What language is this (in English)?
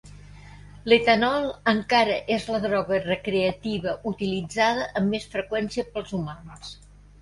Catalan